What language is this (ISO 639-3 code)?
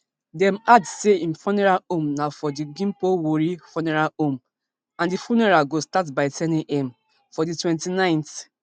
pcm